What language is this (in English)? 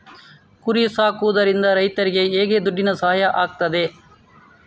Kannada